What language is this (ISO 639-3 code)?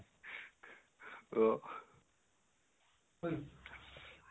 asm